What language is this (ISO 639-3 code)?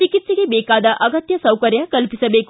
kan